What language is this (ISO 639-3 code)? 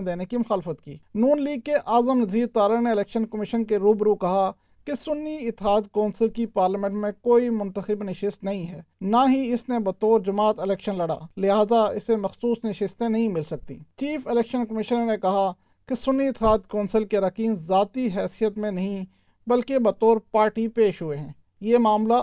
urd